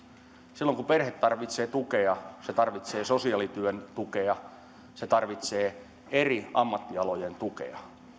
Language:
Finnish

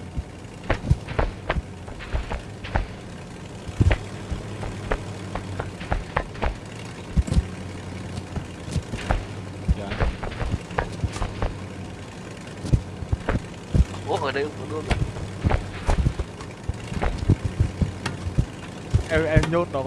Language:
Vietnamese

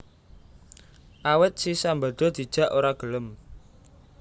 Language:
Javanese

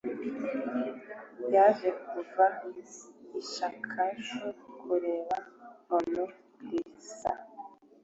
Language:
Kinyarwanda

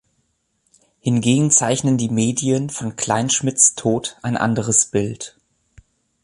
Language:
German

